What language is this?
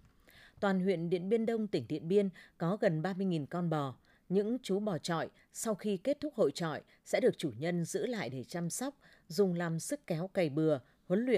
Vietnamese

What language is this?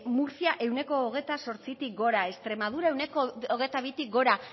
Basque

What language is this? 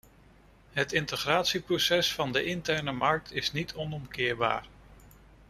Dutch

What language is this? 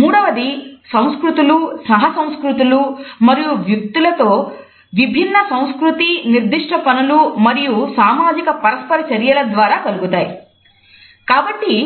Telugu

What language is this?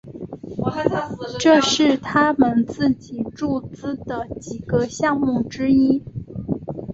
Chinese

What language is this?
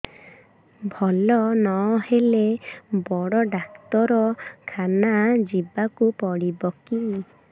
Odia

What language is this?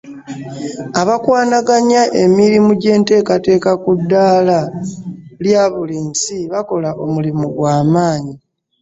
Ganda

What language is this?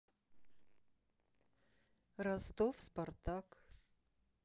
Russian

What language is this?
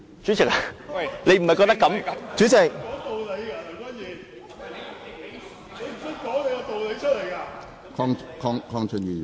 Cantonese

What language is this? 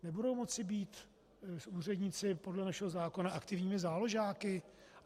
Czech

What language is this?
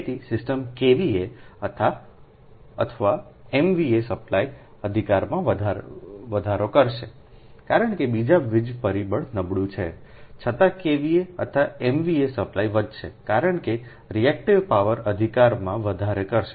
Gujarati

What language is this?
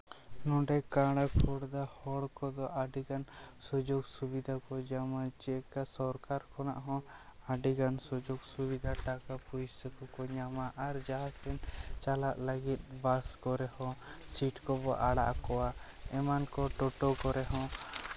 Santali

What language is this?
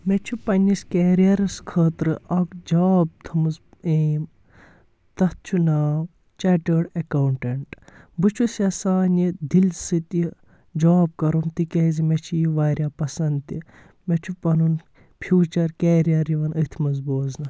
Kashmiri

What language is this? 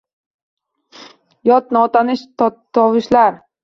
Uzbek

